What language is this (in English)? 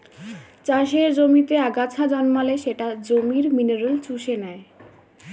Bangla